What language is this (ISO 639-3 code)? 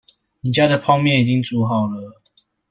zho